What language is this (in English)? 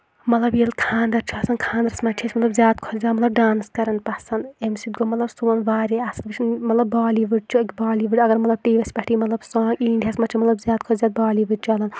Kashmiri